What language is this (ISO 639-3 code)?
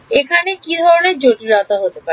ben